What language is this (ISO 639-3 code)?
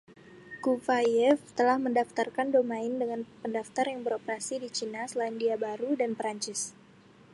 ind